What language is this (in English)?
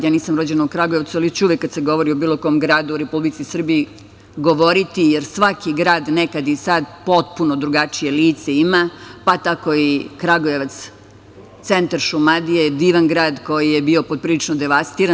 Serbian